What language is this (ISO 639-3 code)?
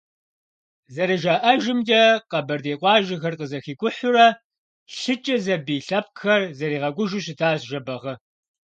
kbd